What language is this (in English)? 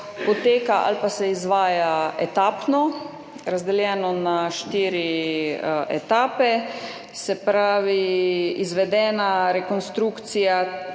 Slovenian